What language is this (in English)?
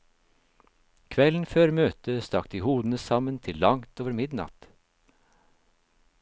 Norwegian